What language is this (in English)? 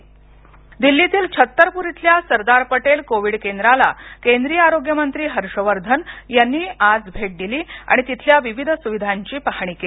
Marathi